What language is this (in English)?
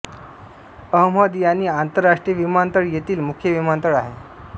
Marathi